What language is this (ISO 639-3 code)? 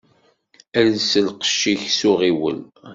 kab